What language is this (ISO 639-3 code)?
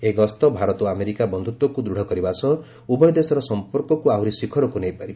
ori